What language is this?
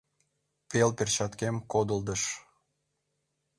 Mari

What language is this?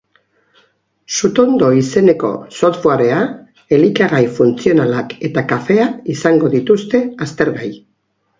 Basque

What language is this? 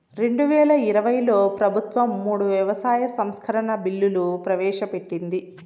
Telugu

